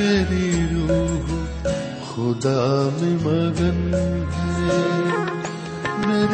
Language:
Urdu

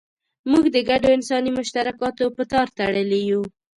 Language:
Pashto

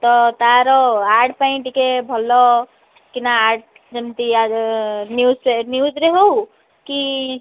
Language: Odia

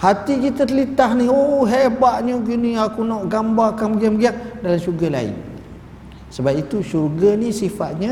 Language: Malay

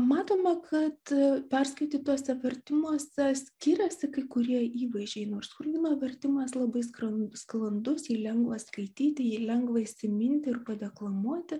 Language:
Lithuanian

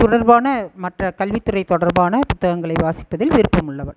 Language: Tamil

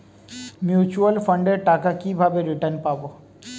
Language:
Bangla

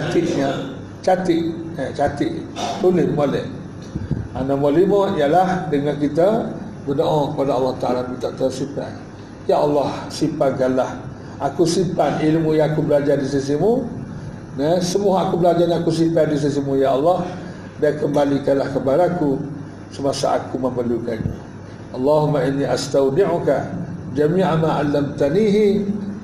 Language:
Malay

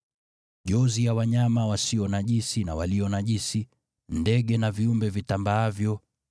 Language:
Swahili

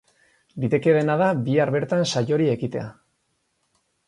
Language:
Basque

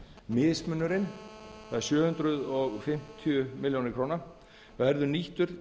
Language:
Icelandic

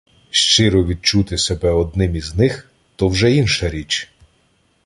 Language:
Ukrainian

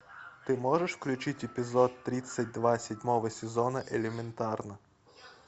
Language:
Russian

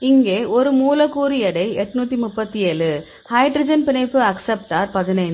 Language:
Tamil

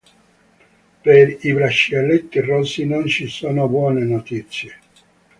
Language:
Italian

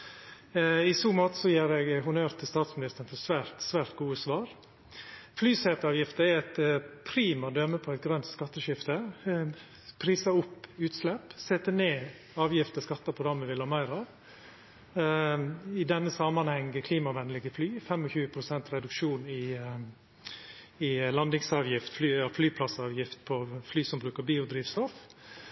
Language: Norwegian Nynorsk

